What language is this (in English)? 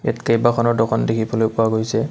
Assamese